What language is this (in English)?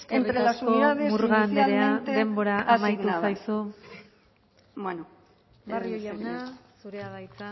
Basque